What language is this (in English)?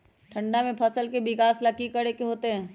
Magahi